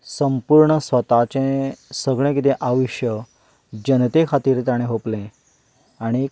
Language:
Konkani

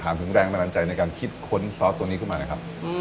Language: Thai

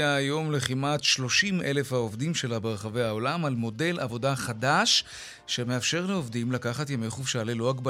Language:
Hebrew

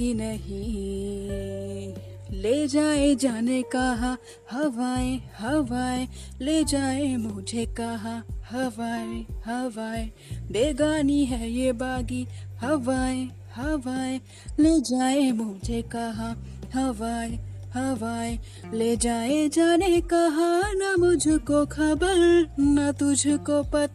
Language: Hindi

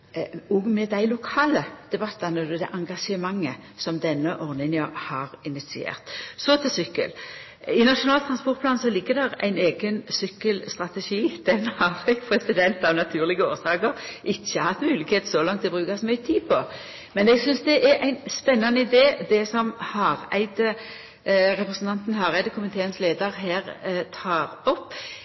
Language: Norwegian Nynorsk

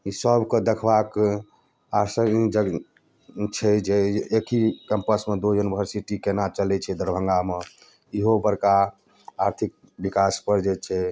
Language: Maithili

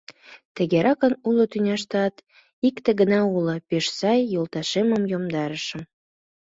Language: Mari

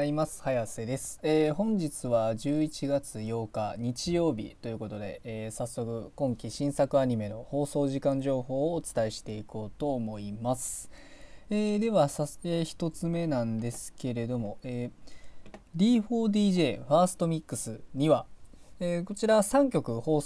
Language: Japanese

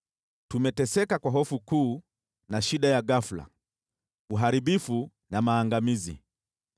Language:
Swahili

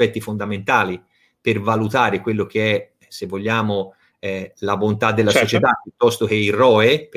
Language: Italian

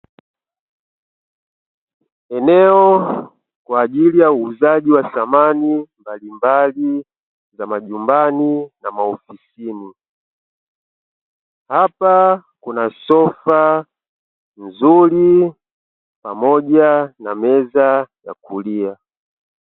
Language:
Swahili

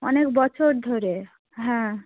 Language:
Bangla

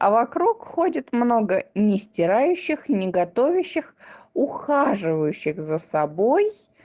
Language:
Russian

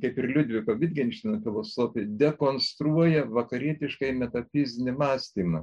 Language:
Lithuanian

